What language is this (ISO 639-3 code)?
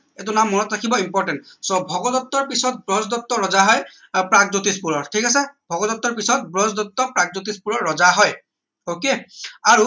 asm